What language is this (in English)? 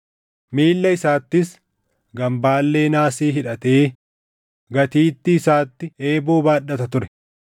Oromo